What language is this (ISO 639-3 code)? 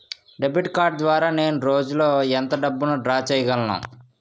tel